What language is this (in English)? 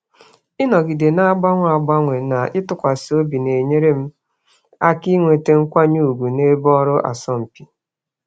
Igbo